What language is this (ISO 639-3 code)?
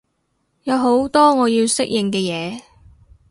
yue